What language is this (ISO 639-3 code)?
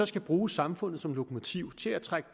dan